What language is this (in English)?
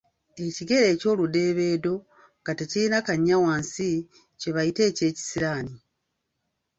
Ganda